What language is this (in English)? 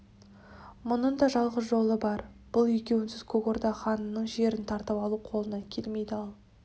Kazakh